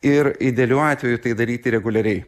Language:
Lithuanian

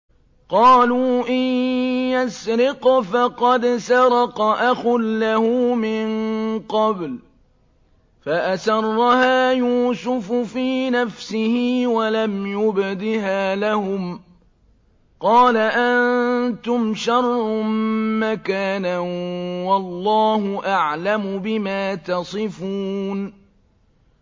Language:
Arabic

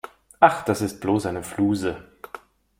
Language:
German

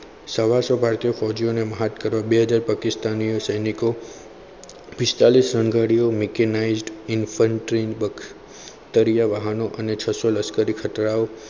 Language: Gujarati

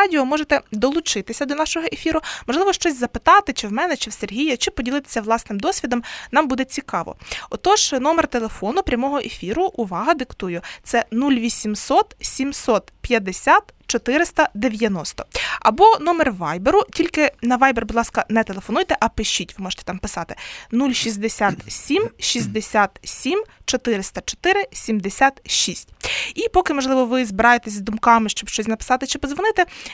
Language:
Ukrainian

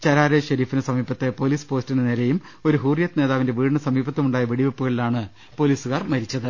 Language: Malayalam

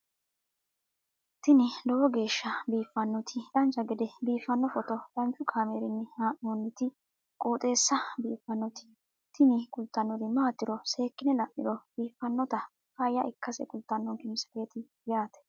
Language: Sidamo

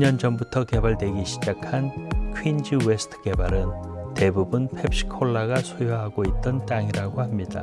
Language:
Korean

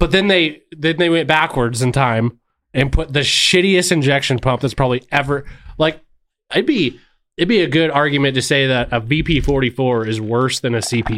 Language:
English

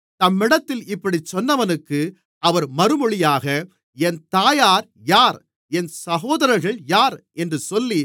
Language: Tamil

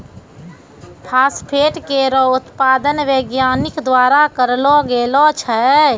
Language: Maithili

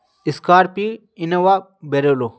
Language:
Urdu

